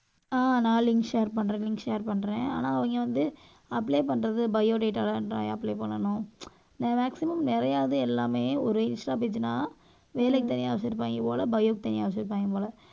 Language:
Tamil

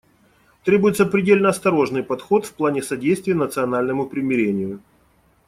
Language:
Russian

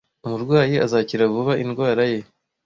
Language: Kinyarwanda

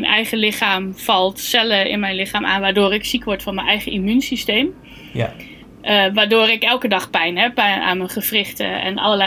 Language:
Dutch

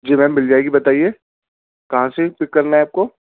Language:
Urdu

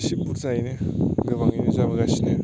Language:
Bodo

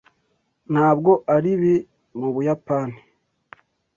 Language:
Kinyarwanda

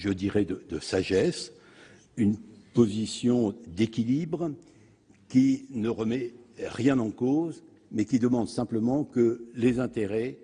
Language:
French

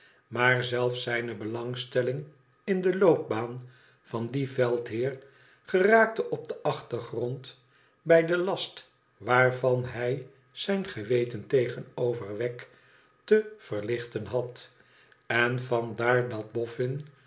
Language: Dutch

